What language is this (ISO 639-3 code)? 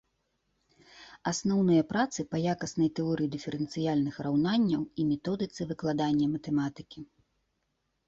bel